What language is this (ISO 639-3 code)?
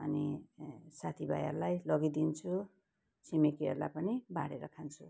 nep